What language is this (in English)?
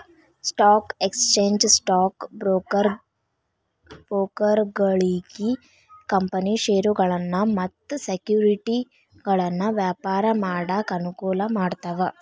Kannada